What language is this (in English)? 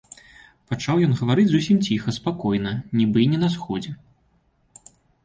Belarusian